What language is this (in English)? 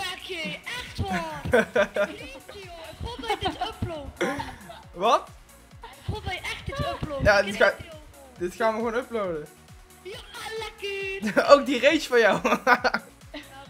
Dutch